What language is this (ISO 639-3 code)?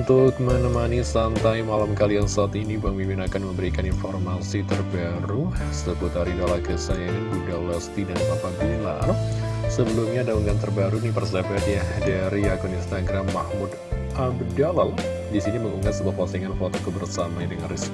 ind